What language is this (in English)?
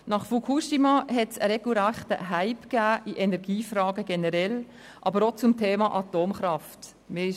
Swiss German